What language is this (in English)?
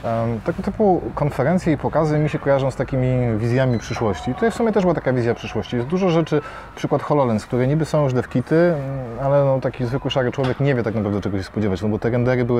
Polish